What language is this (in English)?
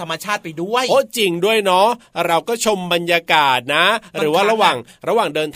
Thai